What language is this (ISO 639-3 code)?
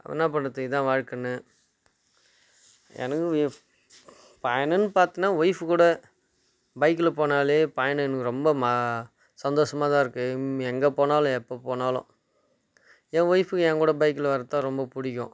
tam